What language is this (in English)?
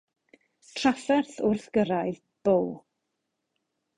Welsh